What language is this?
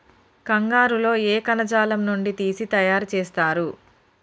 Telugu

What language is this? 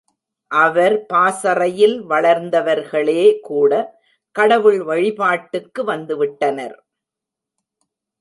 Tamil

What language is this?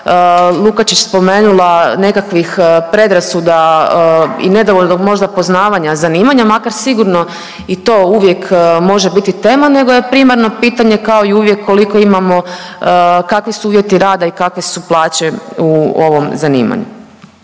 Croatian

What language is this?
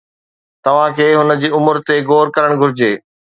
Sindhi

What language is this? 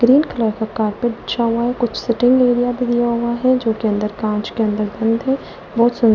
Hindi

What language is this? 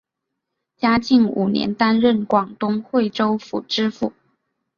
Chinese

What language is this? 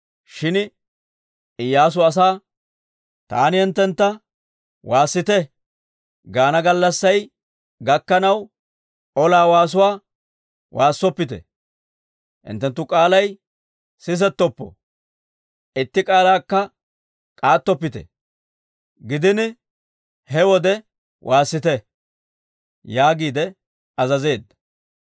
Dawro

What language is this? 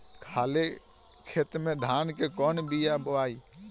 Bhojpuri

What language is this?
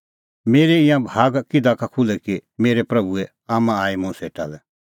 Kullu Pahari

